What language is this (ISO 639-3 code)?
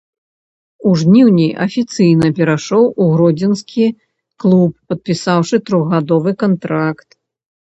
bel